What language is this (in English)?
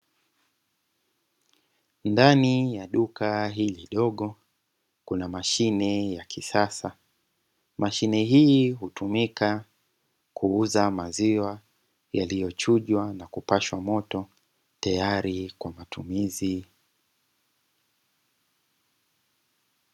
Swahili